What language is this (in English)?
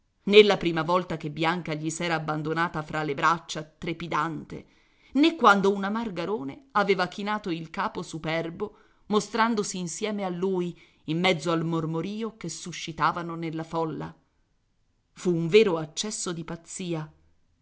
Italian